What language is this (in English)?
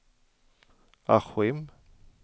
Swedish